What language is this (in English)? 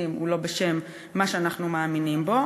Hebrew